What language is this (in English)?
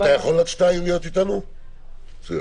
Hebrew